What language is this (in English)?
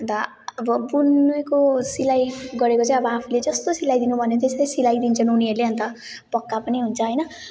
Nepali